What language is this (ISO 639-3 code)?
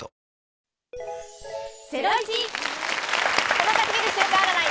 jpn